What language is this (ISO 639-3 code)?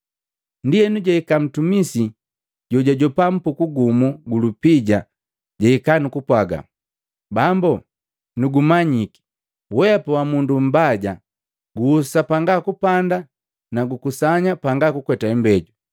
mgv